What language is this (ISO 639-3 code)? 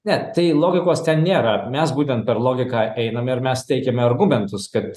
lit